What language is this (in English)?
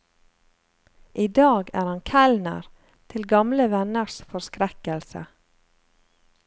Norwegian